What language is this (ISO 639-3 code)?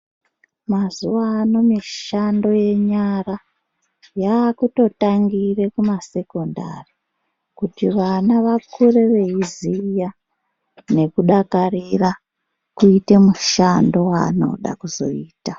ndc